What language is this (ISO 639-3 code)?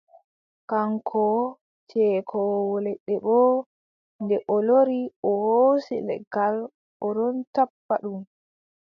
fub